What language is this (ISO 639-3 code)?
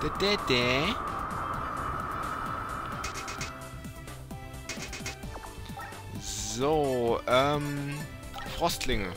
deu